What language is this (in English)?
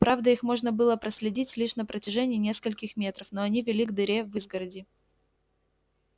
Russian